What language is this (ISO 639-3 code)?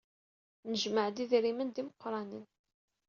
kab